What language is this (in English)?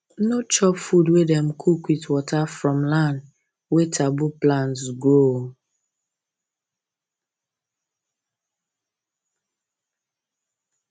Nigerian Pidgin